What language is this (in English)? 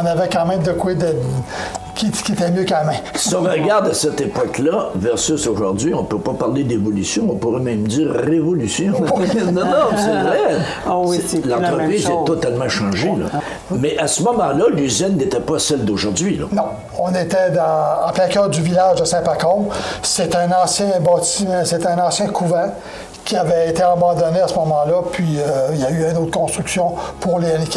French